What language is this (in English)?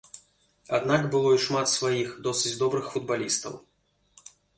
Belarusian